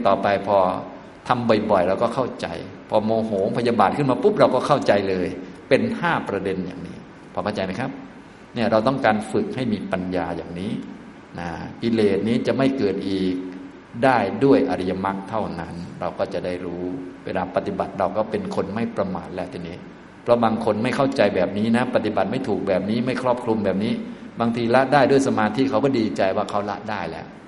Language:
Thai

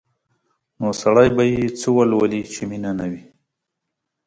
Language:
Pashto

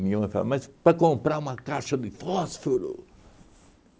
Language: Portuguese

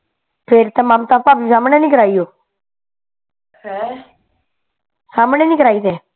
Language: Punjabi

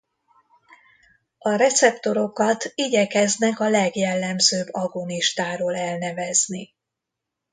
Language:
Hungarian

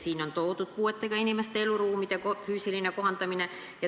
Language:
Estonian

